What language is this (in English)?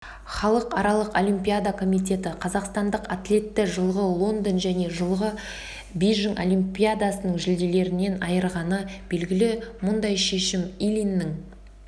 Kazakh